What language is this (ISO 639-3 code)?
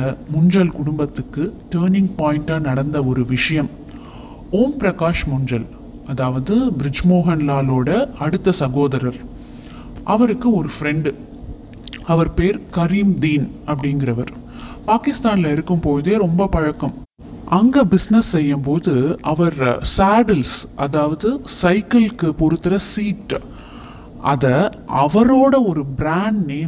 tam